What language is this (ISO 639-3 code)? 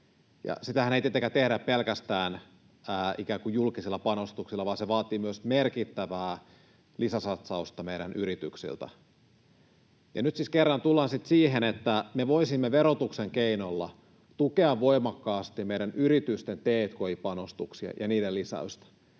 fin